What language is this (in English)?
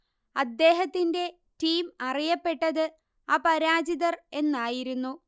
Malayalam